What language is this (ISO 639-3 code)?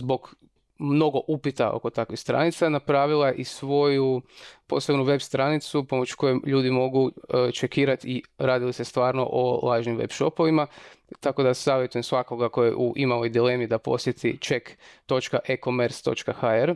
hrv